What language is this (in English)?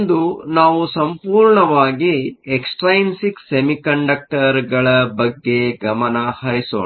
Kannada